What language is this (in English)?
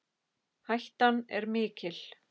Icelandic